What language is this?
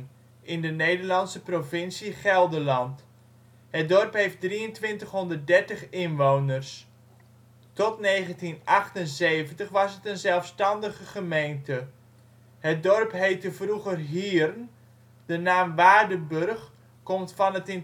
Dutch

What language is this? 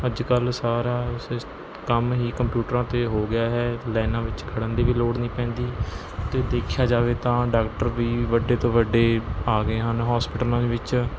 Punjabi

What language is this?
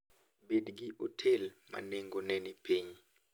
Luo (Kenya and Tanzania)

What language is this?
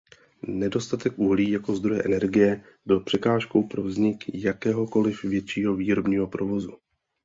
Czech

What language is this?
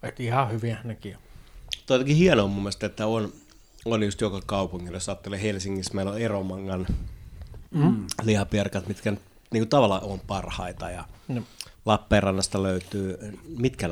Finnish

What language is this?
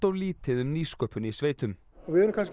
Icelandic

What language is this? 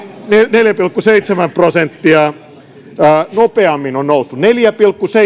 Finnish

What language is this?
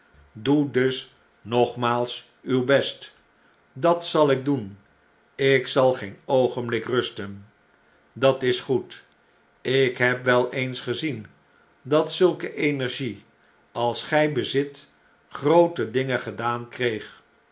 Dutch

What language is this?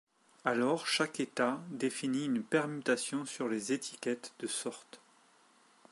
French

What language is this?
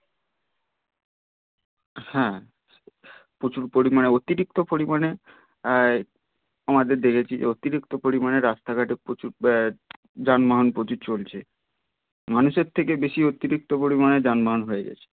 Bangla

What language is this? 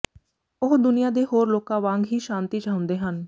Punjabi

